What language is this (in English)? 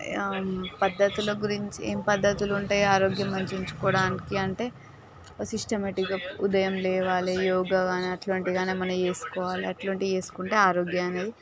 Telugu